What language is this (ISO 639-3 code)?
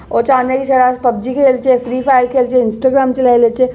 doi